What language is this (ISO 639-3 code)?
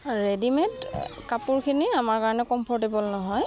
asm